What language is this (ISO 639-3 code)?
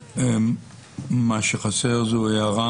heb